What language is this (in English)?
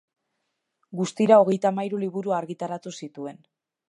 Basque